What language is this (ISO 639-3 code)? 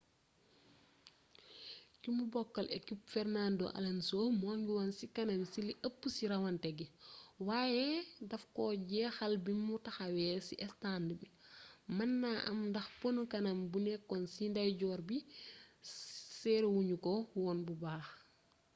wol